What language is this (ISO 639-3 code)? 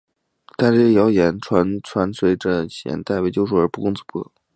zho